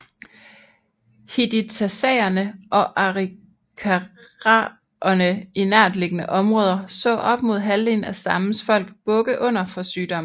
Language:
Danish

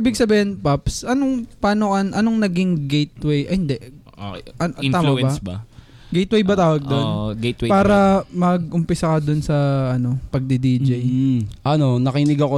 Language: Filipino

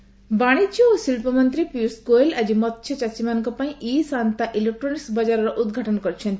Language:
Odia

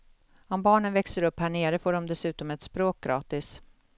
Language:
Swedish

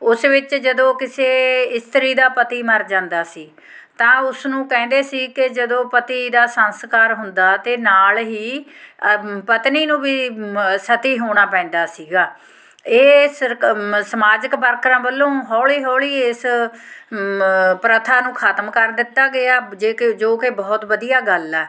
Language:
Punjabi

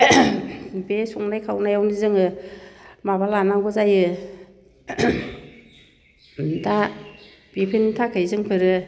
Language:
Bodo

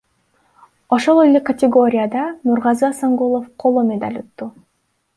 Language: Kyrgyz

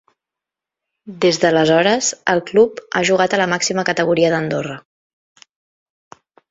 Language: Catalan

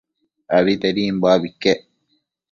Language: Matsés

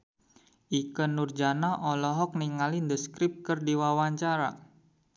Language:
Sundanese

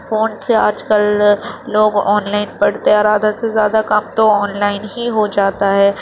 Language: Urdu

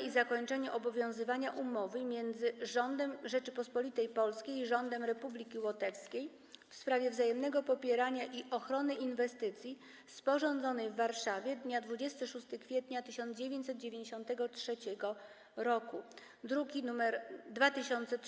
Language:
Polish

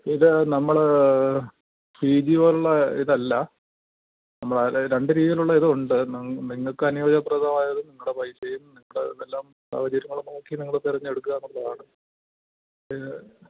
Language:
Malayalam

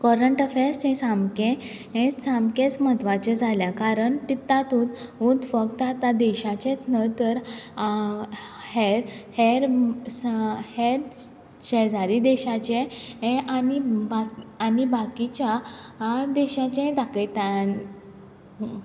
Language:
Konkani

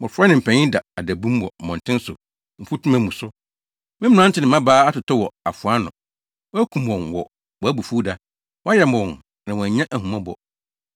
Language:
Akan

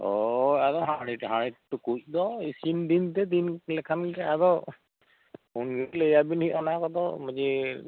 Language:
Santali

